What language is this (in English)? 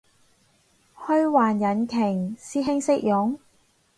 Cantonese